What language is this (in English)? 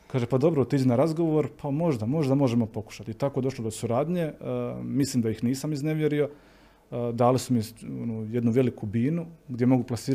Croatian